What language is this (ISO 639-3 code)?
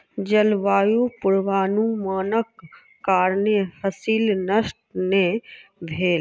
mai